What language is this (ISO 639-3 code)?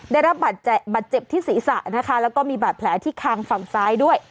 tha